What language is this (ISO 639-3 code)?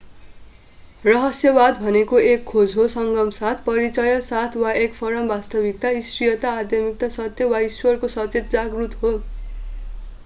nep